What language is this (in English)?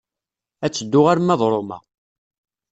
Kabyle